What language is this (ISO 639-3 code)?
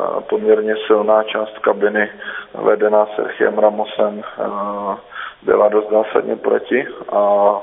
ces